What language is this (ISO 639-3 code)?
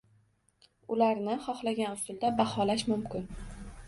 uzb